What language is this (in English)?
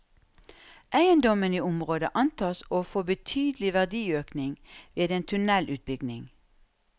Norwegian